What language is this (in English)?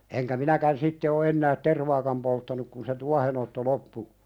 Finnish